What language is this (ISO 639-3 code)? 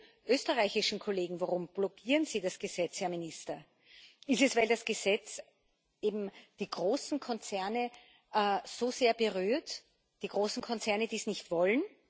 deu